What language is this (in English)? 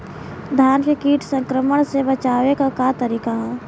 Bhojpuri